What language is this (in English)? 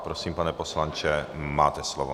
Czech